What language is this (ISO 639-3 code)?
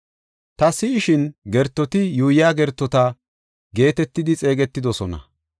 gof